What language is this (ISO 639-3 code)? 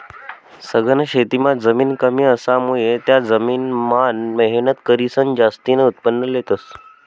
mar